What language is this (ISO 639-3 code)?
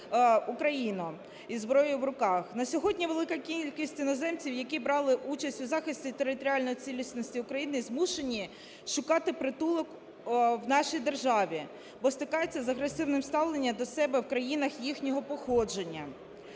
ukr